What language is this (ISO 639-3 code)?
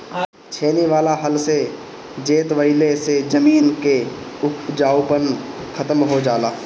bho